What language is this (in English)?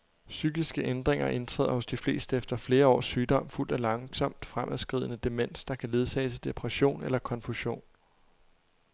Danish